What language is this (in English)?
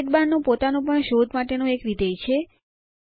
Gujarati